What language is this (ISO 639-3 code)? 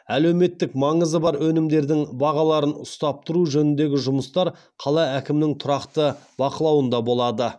kaz